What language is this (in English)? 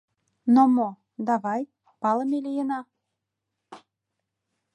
Mari